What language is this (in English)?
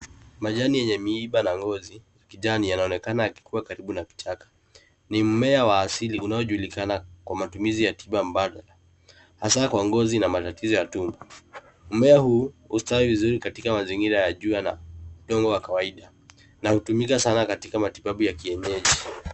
Swahili